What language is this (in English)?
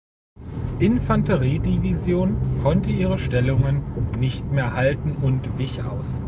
German